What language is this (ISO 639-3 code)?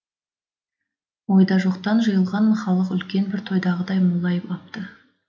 kaz